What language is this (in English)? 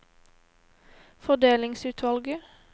Norwegian